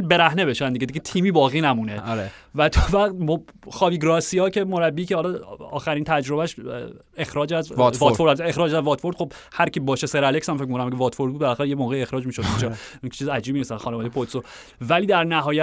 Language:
Persian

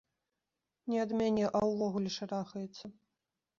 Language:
Belarusian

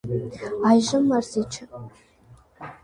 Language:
Armenian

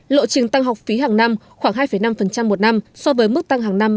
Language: Vietnamese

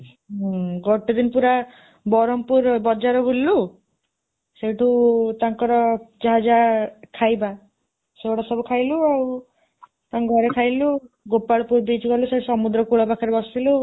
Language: Odia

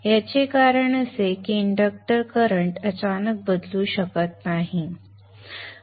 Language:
Marathi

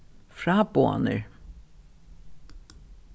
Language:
Faroese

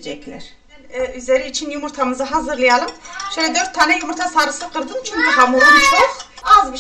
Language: Turkish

